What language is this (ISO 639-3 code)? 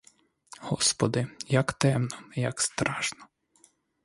ukr